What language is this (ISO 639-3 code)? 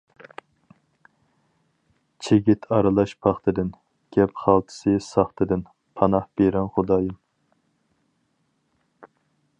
uig